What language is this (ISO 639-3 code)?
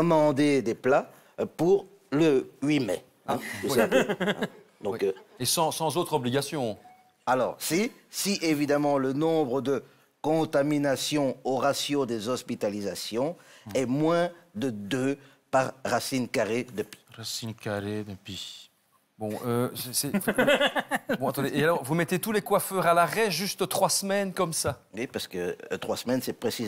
fra